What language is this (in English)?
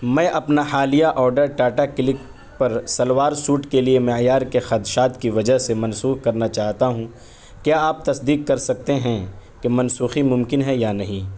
Urdu